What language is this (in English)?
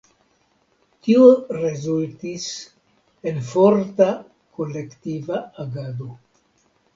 Esperanto